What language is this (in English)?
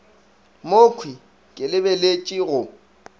Northern Sotho